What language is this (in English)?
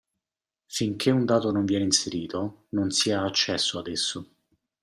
Italian